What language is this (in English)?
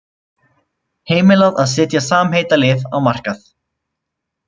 Icelandic